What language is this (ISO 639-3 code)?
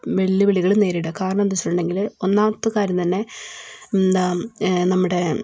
mal